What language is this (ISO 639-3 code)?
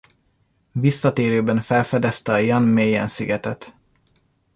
hun